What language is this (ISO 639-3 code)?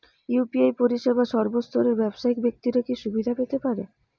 ben